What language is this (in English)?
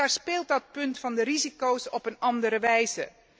Dutch